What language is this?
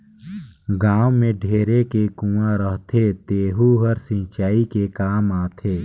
Chhattisgarhi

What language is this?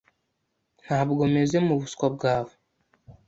Kinyarwanda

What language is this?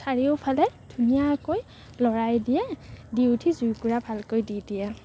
Assamese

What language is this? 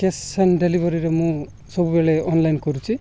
Odia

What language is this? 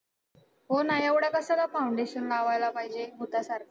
Marathi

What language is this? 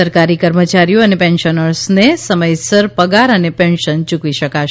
Gujarati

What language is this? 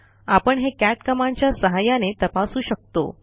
Marathi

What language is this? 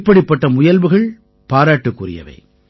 Tamil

